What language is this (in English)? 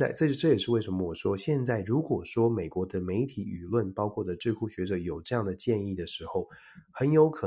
Chinese